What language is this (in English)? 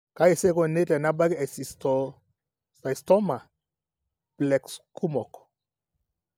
Masai